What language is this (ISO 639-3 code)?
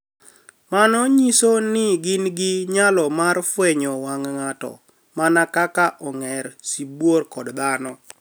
luo